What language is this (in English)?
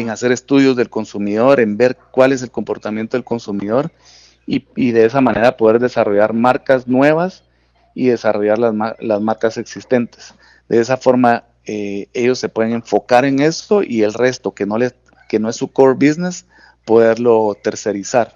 Spanish